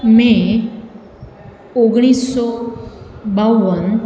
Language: Gujarati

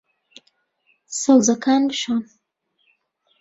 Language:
Central Kurdish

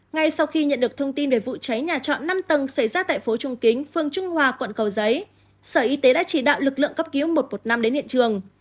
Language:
Vietnamese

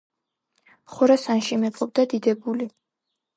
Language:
Georgian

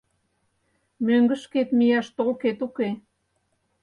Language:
Mari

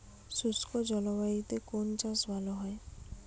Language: Bangla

